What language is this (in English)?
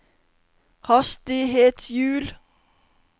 Norwegian